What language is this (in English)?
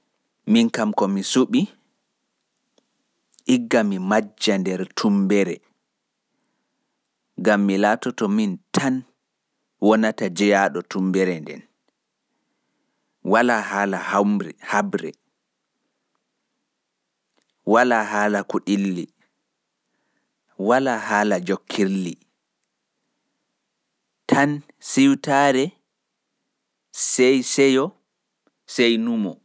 Fula